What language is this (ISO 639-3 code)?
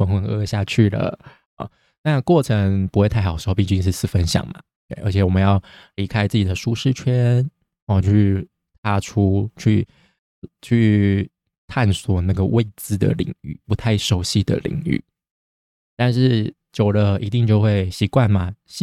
zho